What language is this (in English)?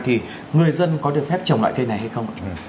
Vietnamese